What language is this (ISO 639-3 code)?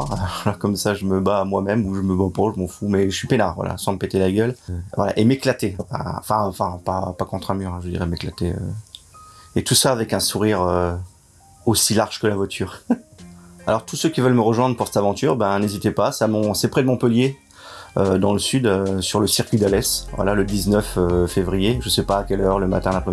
fra